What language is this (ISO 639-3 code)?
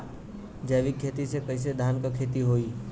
bho